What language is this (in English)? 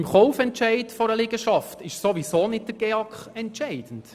Swiss German